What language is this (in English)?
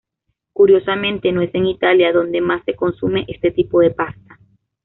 Spanish